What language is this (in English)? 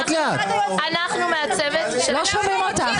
Hebrew